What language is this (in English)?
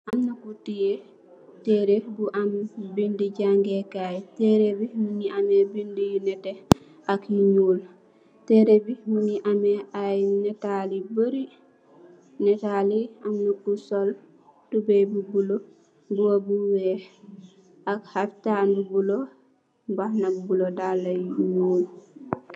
Wolof